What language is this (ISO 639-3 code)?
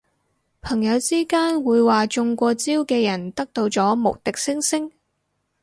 yue